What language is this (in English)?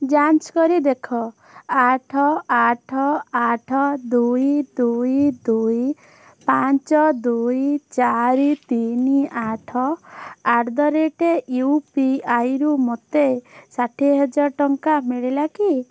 Odia